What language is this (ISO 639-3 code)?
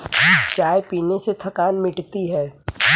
hin